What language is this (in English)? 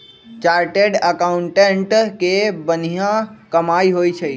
Magahi